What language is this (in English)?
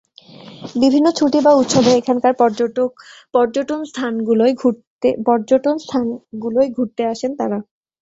Bangla